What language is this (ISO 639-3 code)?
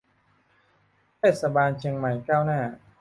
tha